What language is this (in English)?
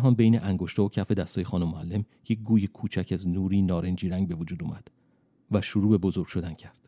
Persian